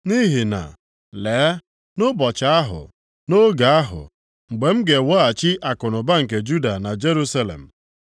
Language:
Igbo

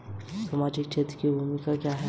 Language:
Hindi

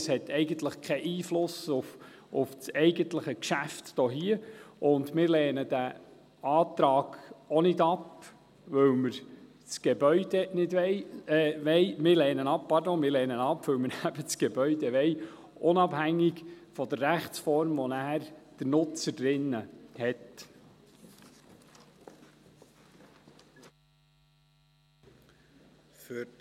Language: Swiss German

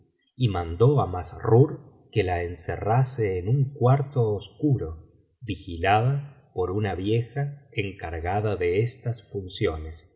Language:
Spanish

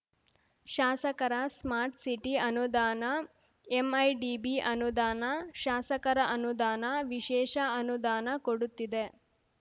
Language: Kannada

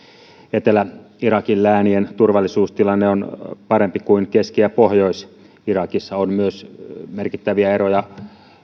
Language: Finnish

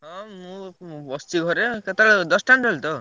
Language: Odia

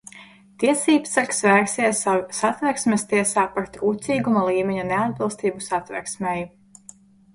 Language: Latvian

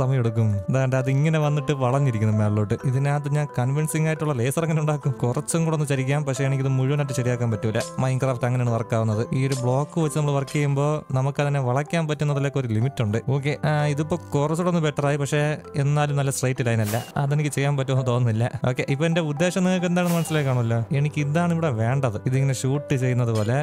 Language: Malayalam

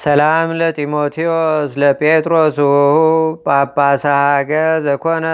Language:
Amharic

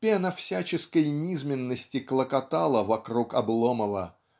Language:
Russian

